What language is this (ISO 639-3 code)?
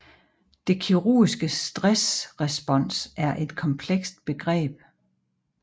dan